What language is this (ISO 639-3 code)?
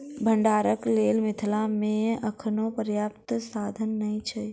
mai